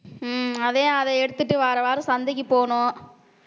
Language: Tamil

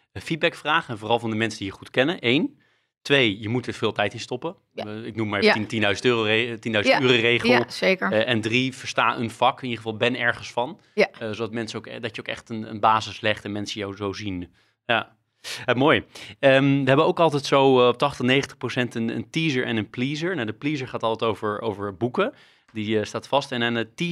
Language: Dutch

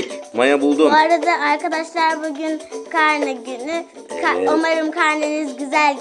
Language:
Turkish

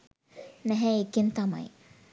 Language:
Sinhala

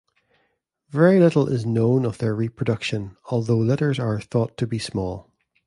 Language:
English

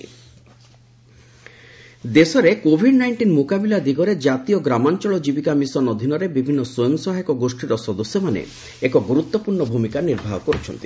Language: Odia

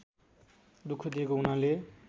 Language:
Nepali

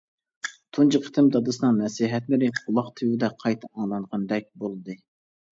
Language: Uyghur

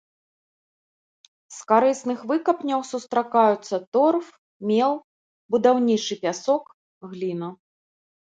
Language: Belarusian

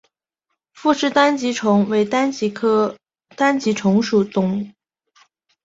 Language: Chinese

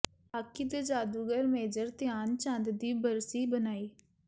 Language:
Punjabi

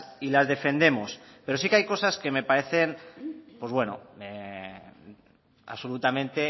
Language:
Spanish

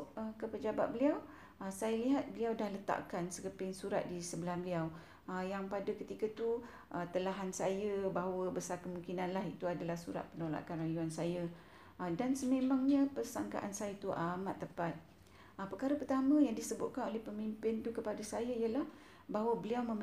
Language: Malay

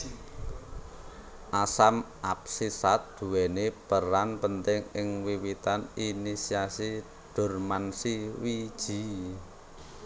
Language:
Javanese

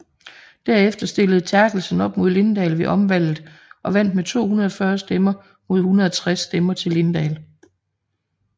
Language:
Danish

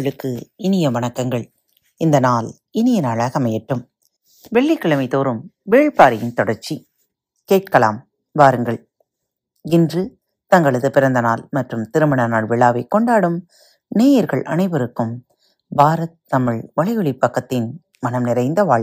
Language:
Tamil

